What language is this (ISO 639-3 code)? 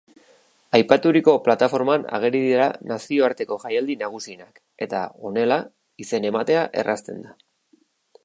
eus